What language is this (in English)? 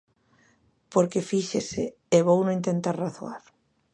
Galician